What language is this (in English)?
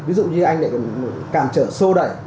Vietnamese